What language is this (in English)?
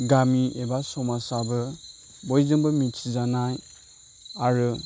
Bodo